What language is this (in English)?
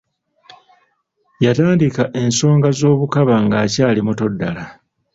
Ganda